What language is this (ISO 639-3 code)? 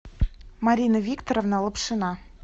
rus